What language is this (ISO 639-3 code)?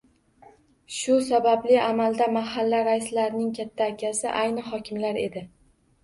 uzb